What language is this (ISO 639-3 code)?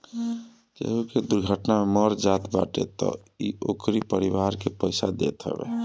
bho